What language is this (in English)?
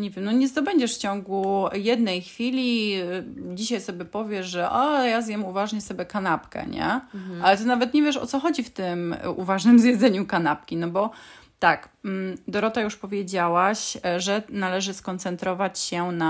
Polish